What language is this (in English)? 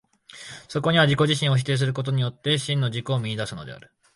Japanese